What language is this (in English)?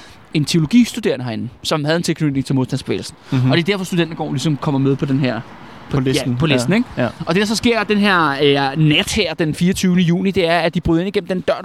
Danish